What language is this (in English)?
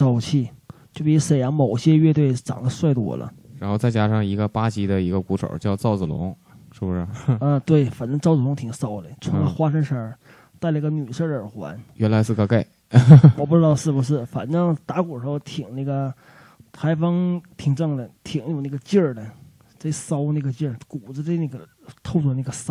Chinese